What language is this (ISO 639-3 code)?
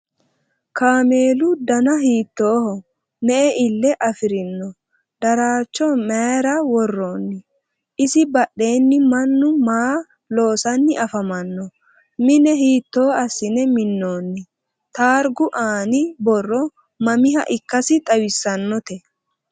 sid